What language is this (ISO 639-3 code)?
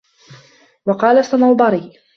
ara